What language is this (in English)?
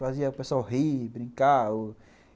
Portuguese